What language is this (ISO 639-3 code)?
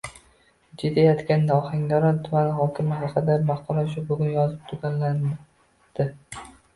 uzb